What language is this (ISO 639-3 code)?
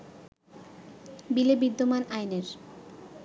ben